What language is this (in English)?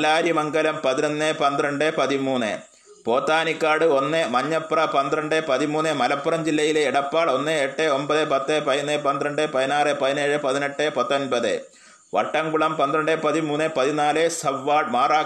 Malayalam